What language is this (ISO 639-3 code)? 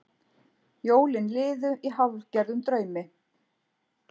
isl